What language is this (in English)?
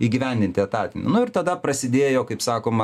Lithuanian